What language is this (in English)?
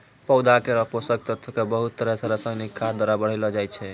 Maithili